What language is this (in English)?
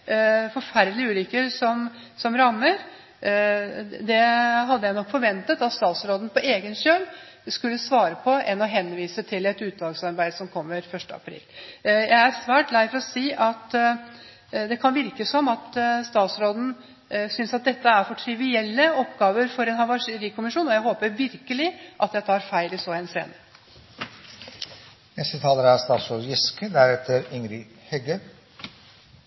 Norwegian Bokmål